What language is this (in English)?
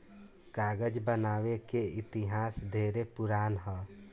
Bhojpuri